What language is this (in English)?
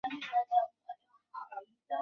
Chinese